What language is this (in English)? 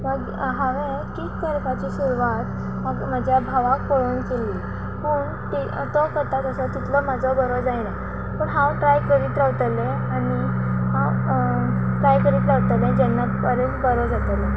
Konkani